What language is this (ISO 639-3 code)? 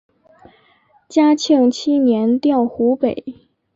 zho